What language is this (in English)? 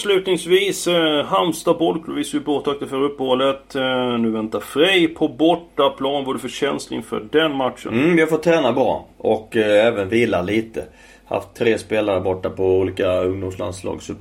Swedish